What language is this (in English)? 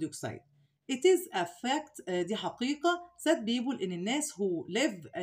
Arabic